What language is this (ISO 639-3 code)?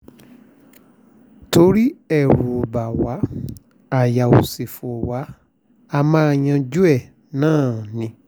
yor